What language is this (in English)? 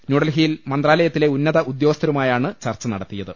Malayalam